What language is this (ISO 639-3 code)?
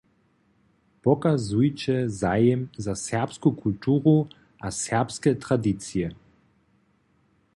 hsb